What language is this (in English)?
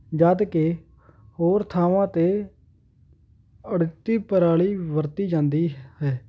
Punjabi